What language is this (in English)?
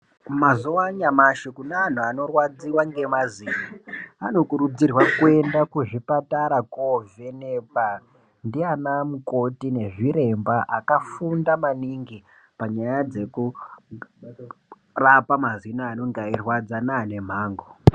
Ndau